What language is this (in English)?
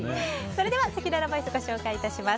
Japanese